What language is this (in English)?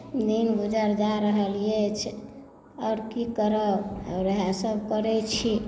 Maithili